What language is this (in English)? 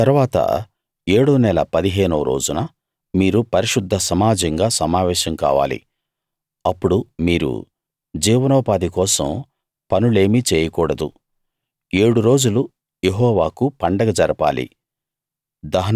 Telugu